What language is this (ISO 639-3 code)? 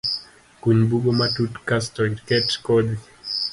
luo